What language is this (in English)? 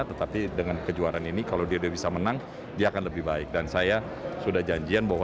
Indonesian